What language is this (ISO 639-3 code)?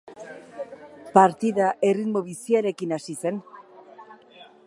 eus